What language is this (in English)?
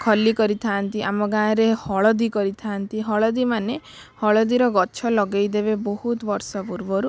Odia